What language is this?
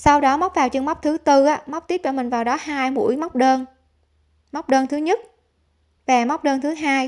Vietnamese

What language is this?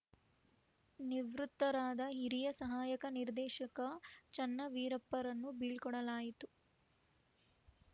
Kannada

